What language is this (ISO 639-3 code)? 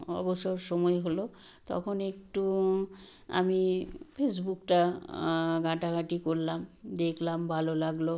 ben